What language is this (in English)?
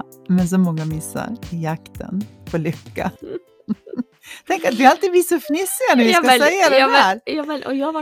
Swedish